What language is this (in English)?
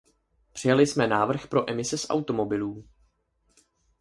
Czech